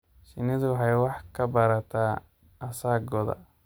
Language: Somali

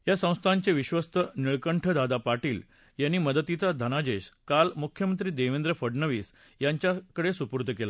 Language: Marathi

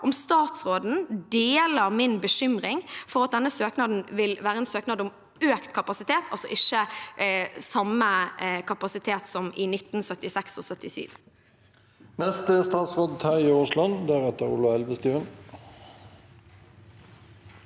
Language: Norwegian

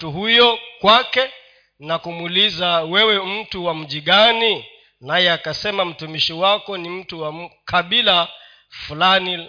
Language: Swahili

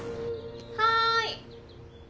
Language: Japanese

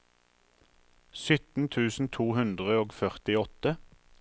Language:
Norwegian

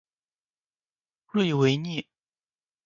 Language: Chinese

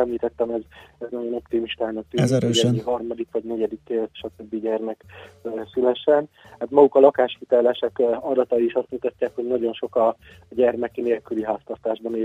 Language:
Hungarian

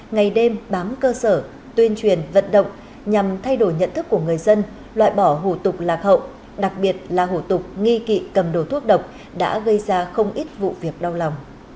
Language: Vietnamese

